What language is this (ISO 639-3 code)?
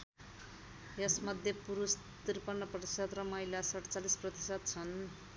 nep